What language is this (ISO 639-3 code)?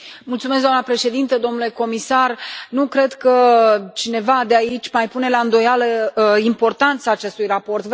ron